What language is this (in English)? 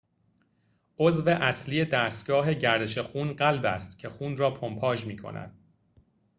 Persian